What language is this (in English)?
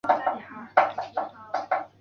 Chinese